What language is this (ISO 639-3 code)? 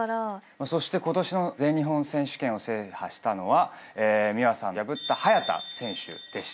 jpn